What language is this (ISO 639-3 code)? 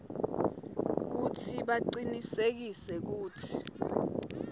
ssw